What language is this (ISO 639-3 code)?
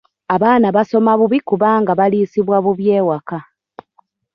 lug